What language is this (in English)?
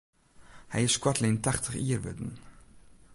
Western Frisian